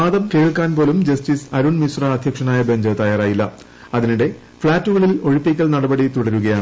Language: Malayalam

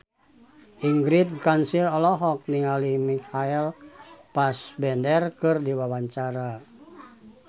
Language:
Sundanese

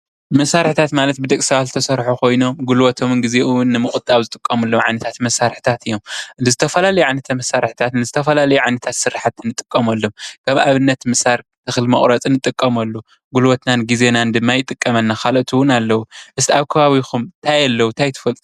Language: Tigrinya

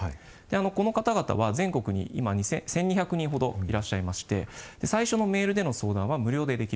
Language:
Japanese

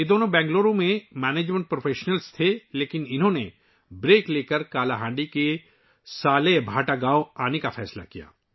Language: Urdu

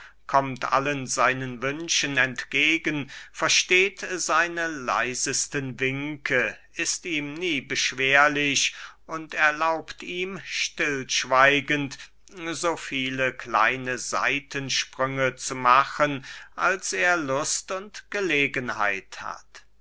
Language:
German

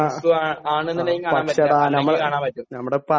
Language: Malayalam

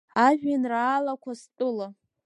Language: Abkhazian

